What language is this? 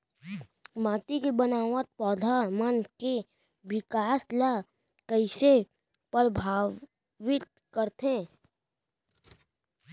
Chhattisgarhi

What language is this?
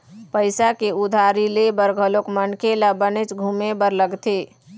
Chhattisgarhi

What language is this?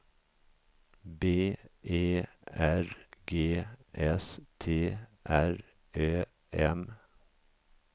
Swedish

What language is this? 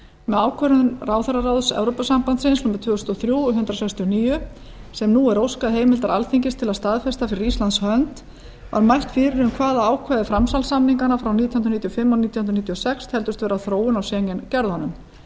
Icelandic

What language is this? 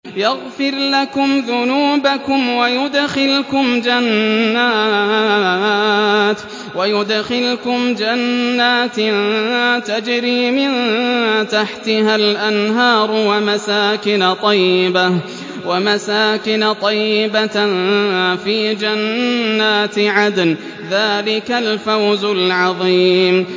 Arabic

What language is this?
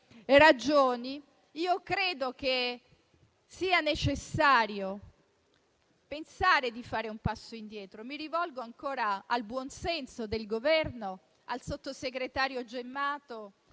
Italian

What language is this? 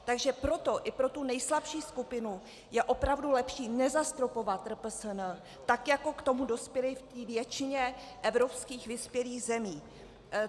Czech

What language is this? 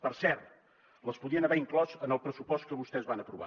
Catalan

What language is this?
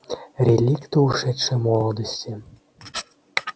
Russian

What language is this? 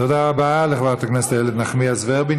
Hebrew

